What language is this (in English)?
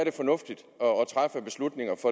Danish